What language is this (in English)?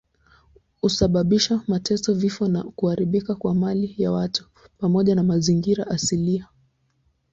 Swahili